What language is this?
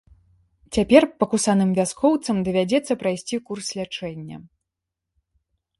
Belarusian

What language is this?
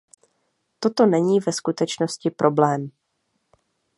Czech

